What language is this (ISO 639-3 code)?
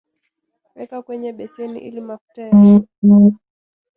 swa